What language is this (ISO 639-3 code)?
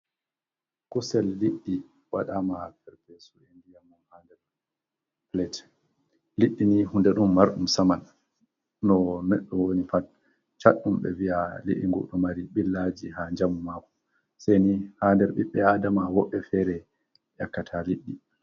ful